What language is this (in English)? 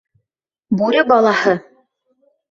Bashkir